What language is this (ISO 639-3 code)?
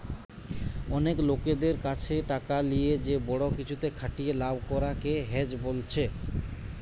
ben